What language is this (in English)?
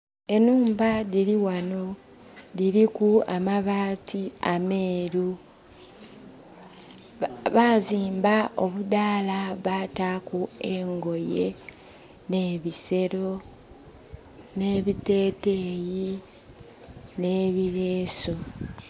Soga